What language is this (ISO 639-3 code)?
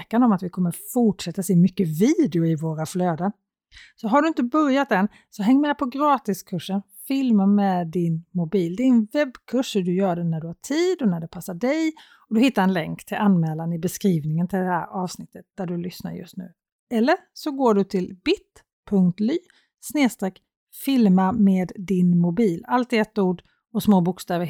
swe